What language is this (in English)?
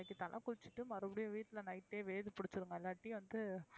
Tamil